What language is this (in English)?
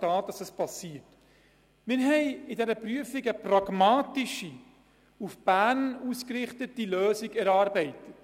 Swiss German